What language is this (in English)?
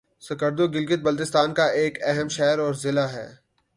Urdu